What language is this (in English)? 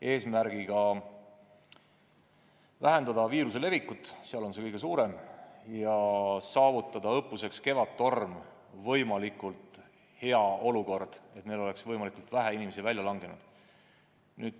Estonian